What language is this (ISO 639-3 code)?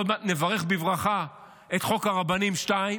heb